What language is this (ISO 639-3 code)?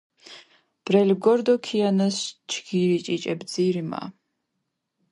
xmf